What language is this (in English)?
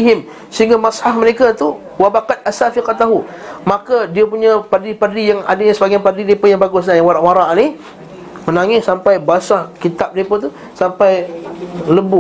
Malay